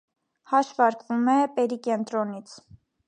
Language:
Armenian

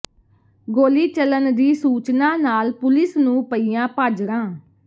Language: Punjabi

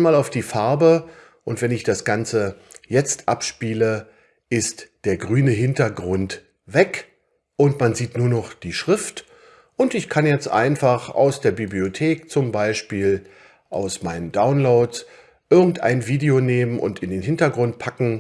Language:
German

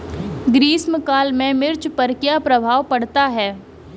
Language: Hindi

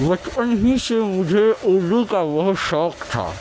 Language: Urdu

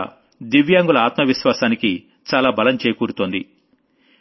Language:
Telugu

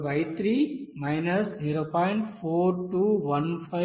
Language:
Telugu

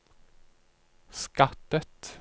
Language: Norwegian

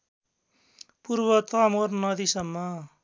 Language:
Nepali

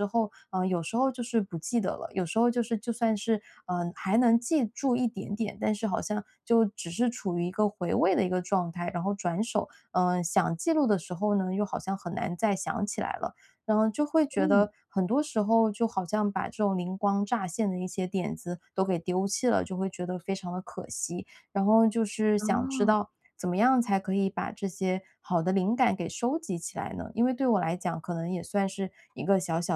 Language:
Chinese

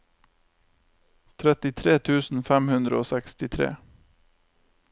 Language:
Norwegian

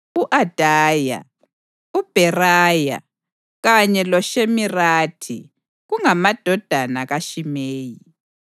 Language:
North Ndebele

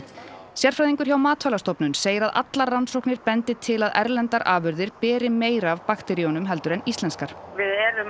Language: Icelandic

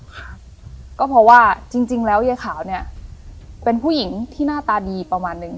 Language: Thai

